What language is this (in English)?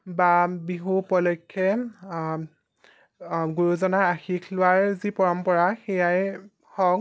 Assamese